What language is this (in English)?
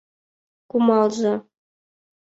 Mari